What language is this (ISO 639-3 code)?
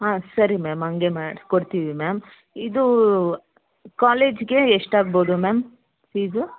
kan